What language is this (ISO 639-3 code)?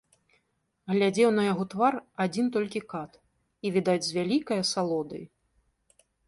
bel